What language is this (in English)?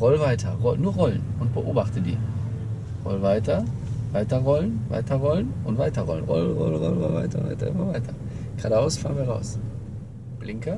German